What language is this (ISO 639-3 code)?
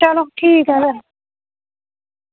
doi